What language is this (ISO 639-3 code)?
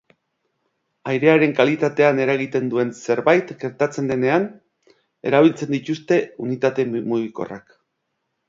eus